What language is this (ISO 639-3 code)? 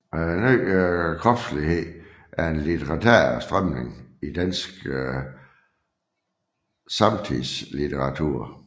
dan